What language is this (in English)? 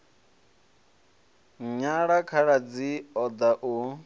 Venda